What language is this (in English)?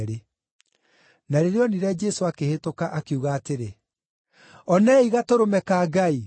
Kikuyu